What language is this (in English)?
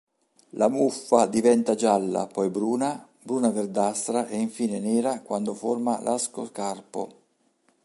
Italian